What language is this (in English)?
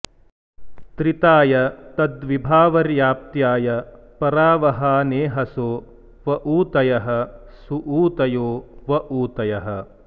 Sanskrit